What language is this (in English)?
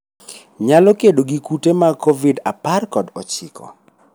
Luo (Kenya and Tanzania)